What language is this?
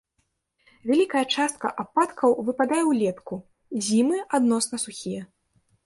Belarusian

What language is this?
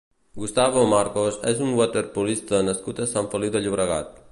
Catalan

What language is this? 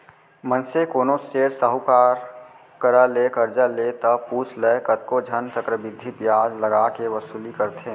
Chhattisgarhi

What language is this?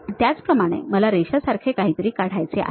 Marathi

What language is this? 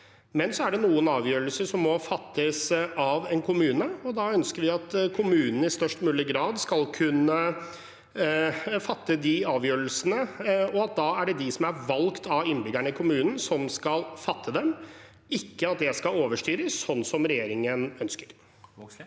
Norwegian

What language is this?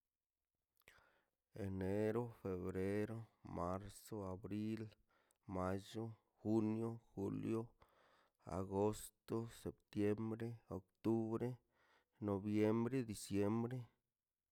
Mazaltepec Zapotec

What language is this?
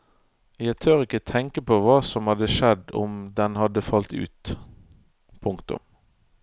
Norwegian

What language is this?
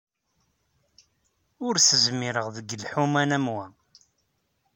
Kabyle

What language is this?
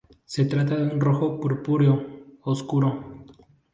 Spanish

